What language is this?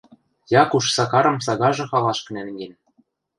Western Mari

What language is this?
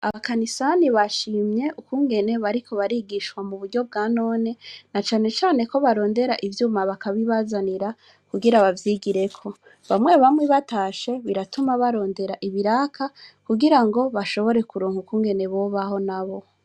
Rundi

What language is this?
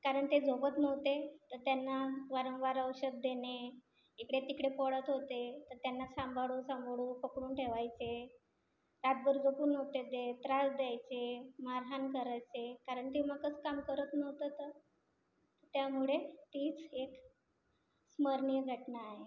Marathi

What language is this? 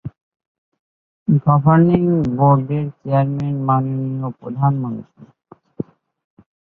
Bangla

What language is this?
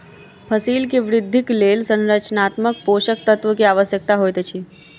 Maithili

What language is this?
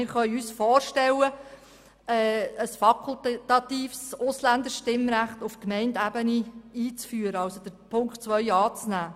Swiss German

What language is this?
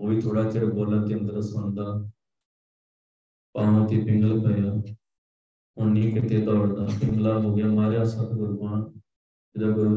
Punjabi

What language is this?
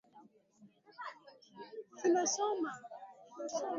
Swahili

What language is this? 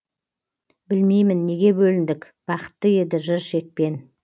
Kazakh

